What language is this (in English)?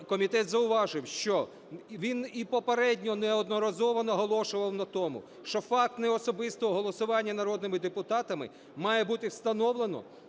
Ukrainian